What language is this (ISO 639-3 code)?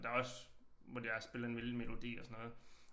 dan